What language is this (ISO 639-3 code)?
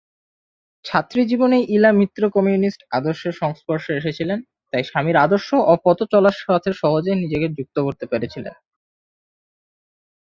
ben